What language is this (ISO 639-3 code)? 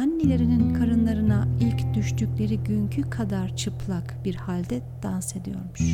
tur